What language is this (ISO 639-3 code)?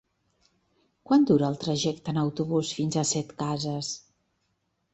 cat